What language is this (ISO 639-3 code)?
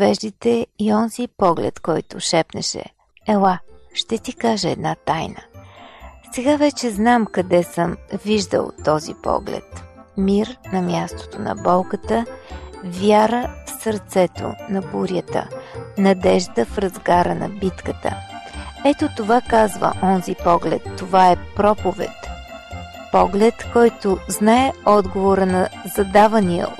bul